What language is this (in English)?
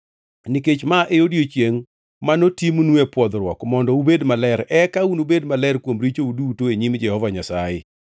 Luo (Kenya and Tanzania)